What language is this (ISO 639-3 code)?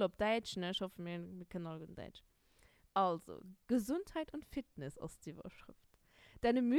deu